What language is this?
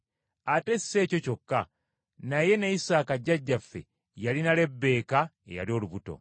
Ganda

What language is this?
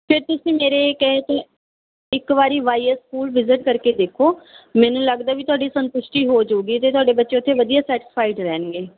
Punjabi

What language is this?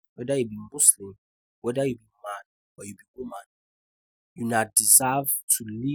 Nigerian Pidgin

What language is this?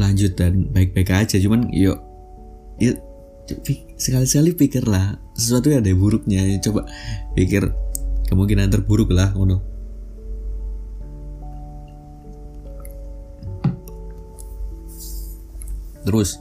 Indonesian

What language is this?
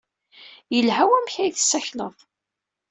Kabyle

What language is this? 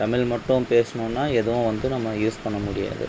Tamil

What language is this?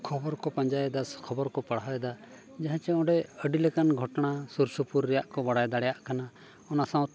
Santali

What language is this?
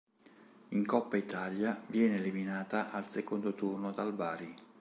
Italian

